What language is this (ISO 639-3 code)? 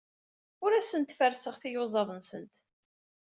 kab